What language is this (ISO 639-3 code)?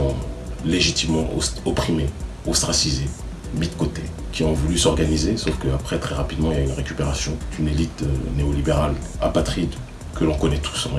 fra